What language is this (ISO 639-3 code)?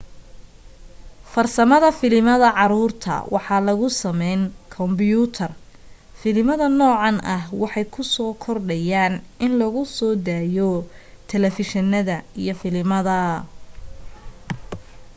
som